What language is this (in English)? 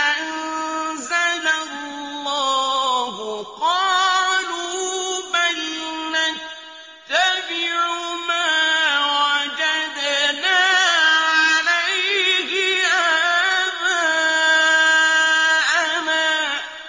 Arabic